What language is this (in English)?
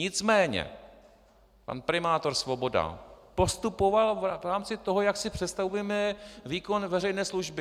Czech